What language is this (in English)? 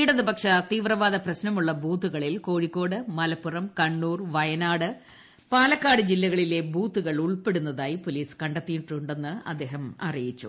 Malayalam